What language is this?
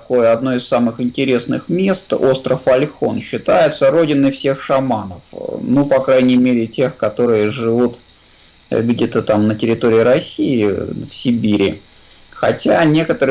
Russian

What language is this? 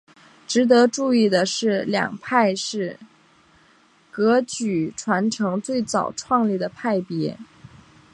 Chinese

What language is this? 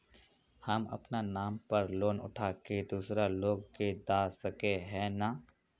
Magahi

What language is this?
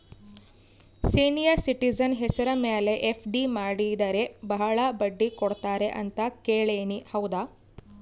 Kannada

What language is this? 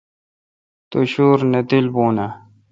Kalkoti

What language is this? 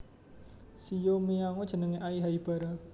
Javanese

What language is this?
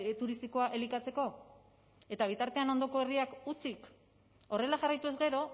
Basque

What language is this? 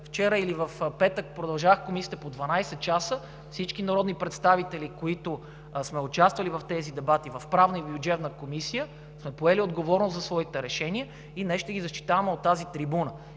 Bulgarian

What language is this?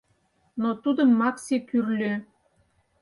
Mari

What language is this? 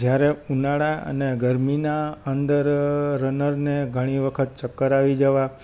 Gujarati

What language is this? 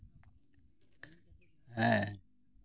Santali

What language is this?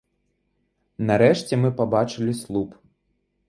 Belarusian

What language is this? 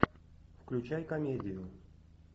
Russian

